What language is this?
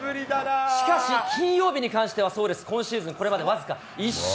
Japanese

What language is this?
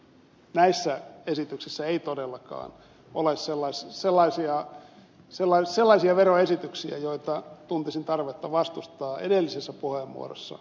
Finnish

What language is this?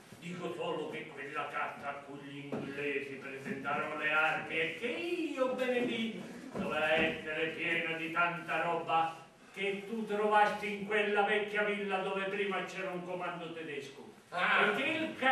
Italian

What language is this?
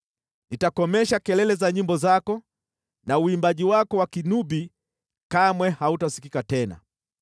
Swahili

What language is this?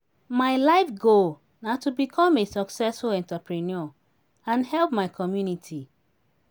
Nigerian Pidgin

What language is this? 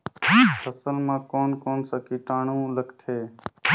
Chhattisgarhi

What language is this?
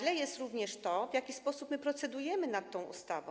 Polish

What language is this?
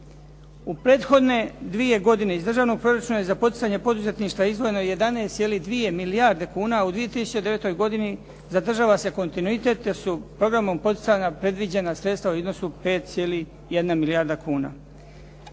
Croatian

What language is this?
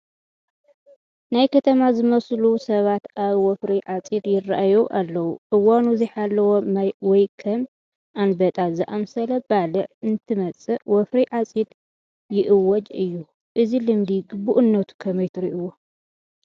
Tigrinya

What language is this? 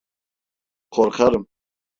Turkish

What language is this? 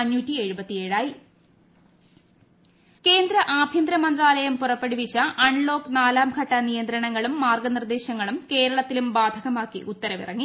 Malayalam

